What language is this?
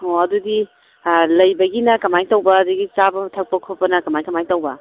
Manipuri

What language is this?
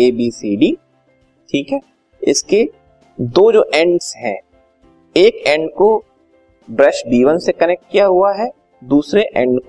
Hindi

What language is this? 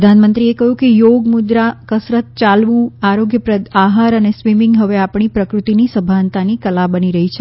Gujarati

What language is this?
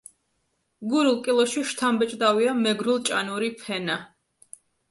Georgian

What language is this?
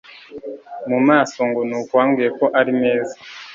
Kinyarwanda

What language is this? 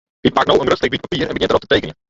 Western Frisian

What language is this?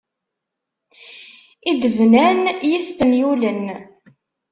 Kabyle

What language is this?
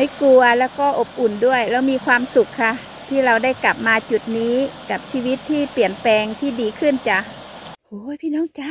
Thai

